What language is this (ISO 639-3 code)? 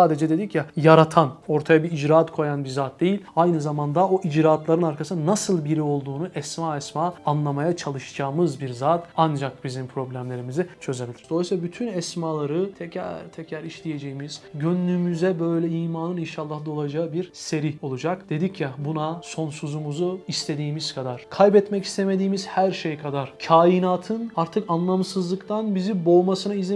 tur